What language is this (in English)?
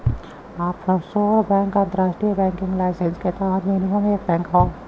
Bhojpuri